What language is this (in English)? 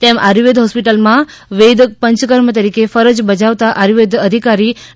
Gujarati